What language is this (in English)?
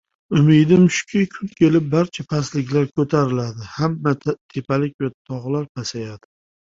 Uzbek